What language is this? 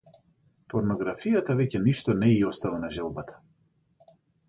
Macedonian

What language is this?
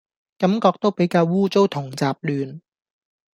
Cantonese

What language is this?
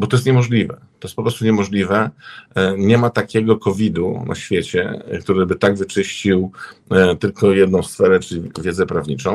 Polish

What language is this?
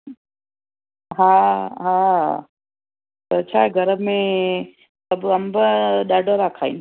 Sindhi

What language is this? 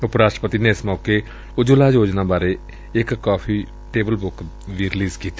Punjabi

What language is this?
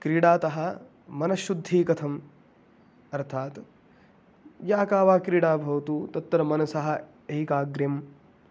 Sanskrit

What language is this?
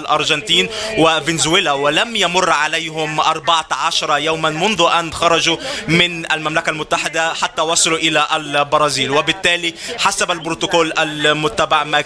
Arabic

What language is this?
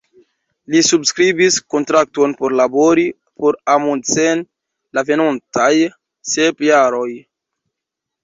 Esperanto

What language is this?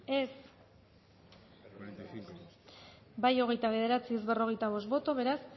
Basque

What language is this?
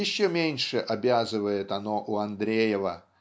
Russian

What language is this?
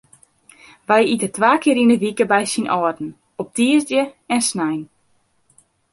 Western Frisian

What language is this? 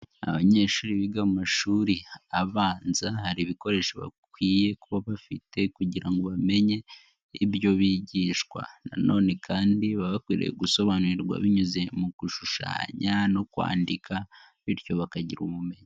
Kinyarwanda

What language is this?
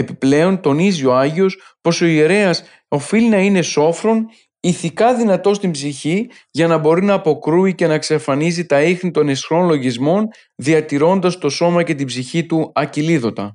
Greek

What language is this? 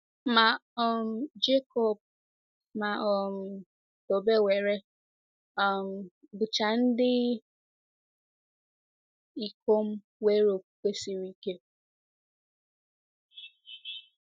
Igbo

